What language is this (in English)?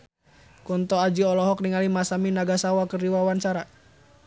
Sundanese